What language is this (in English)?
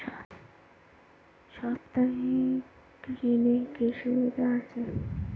Bangla